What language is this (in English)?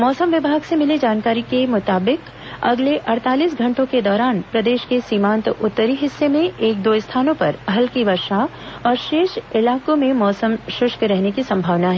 Hindi